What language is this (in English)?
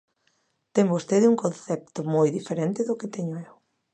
Galician